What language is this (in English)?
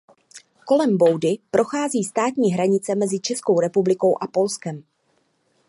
Czech